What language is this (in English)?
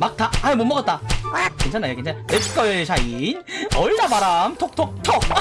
Korean